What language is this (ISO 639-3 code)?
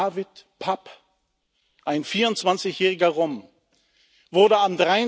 deu